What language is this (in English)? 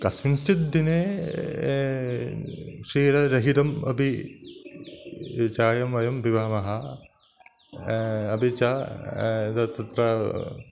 Sanskrit